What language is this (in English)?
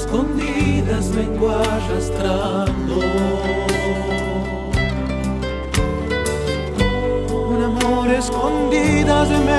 Spanish